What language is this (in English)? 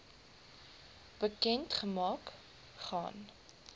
Afrikaans